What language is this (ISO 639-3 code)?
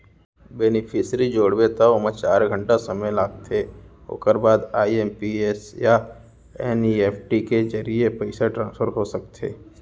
hne